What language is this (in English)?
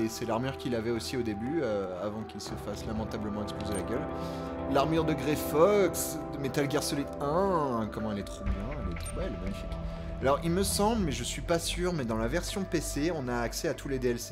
French